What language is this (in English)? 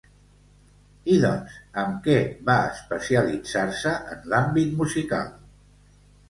Catalan